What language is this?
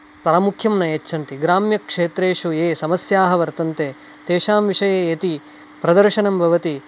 Sanskrit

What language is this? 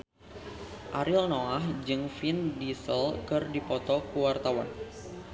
Sundanese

